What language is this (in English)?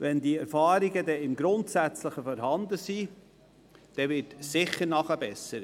Swiss German